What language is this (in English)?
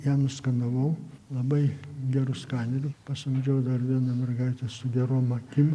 Lithuanian